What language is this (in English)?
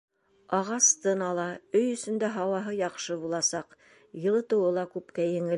Bashkir